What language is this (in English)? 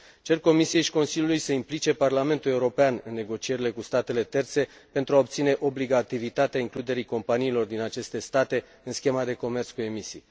Romanian